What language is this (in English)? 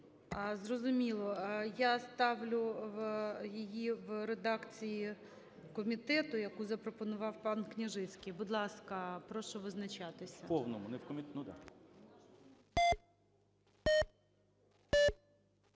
Ukrainian